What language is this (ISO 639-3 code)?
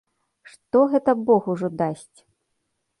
bel